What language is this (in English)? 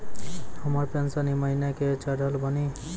Maithili